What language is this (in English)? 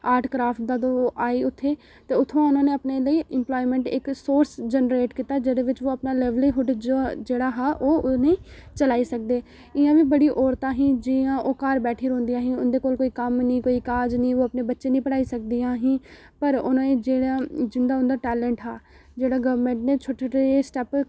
Dogri